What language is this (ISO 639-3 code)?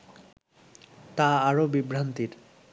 ben